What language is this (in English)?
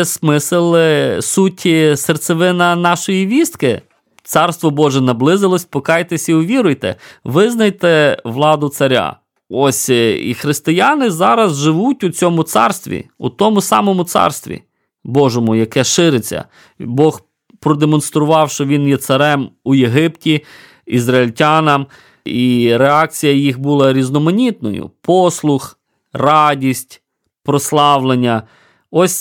Ukrainian